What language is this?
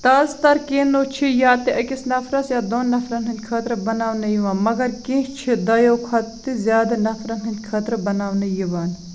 Kashmiri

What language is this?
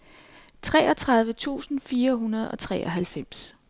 Danish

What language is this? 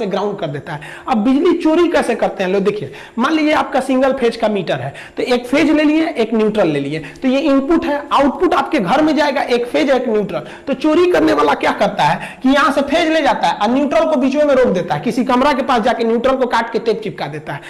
Hindi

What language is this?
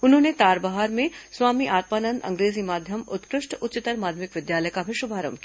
Hindi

